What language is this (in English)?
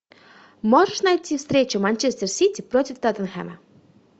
Russian